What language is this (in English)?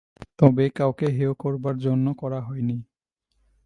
Bangla